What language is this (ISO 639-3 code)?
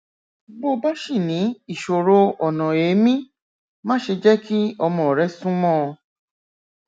yor